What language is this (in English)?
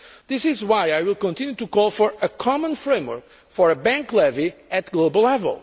English